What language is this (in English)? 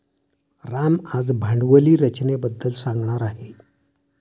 Marathi